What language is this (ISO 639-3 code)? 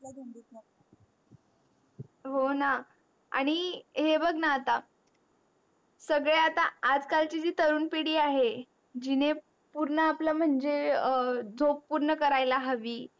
mar